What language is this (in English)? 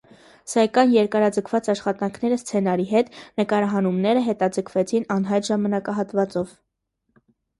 Armenian